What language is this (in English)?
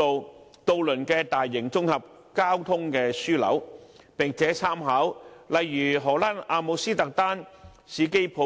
Cantonese